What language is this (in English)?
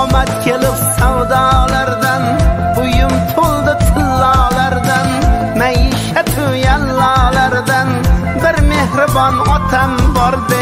Turkish